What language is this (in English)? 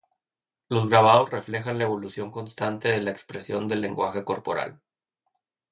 Spanish